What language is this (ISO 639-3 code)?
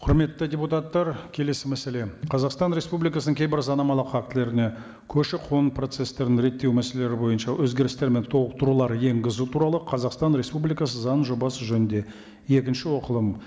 kaz